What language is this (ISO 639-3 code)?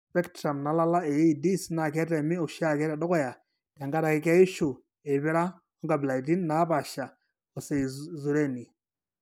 mas